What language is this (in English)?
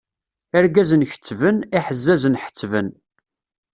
Kabyle